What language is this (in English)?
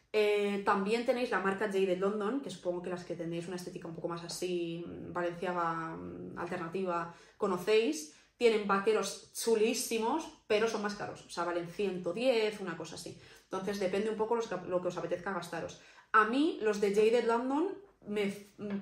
Spanish